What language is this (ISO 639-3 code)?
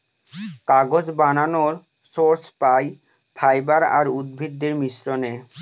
ben